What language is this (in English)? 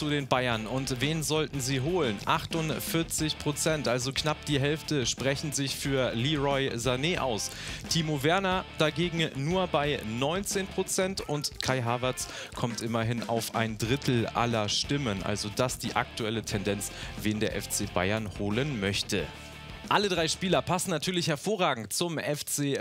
German